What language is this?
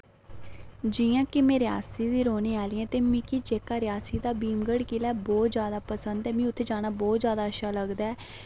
Dogri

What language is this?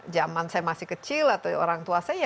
Indonesian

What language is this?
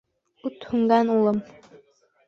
Bashkir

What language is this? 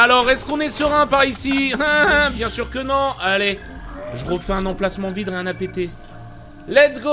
French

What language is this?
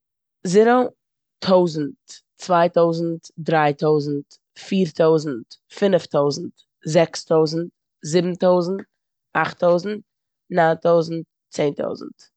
Yiddish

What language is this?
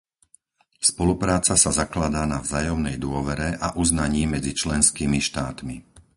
Slovak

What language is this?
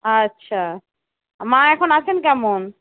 Bangla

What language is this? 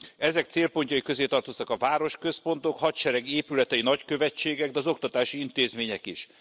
Hungarian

